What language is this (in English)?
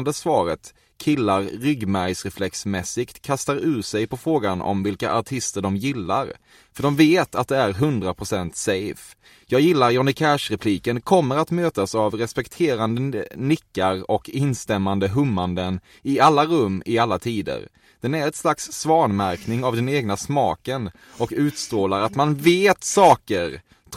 Swedish